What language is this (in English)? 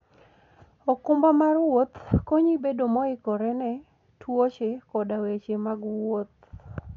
Luo (Kenya and Tanzania)